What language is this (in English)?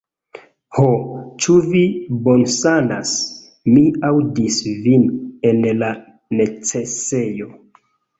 Esperanto